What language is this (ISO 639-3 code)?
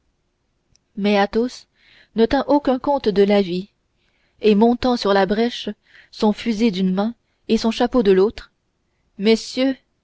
fra